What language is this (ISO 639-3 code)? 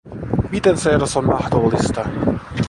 fin